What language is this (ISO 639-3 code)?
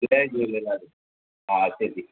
snd